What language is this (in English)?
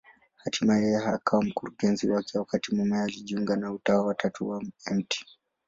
Swahili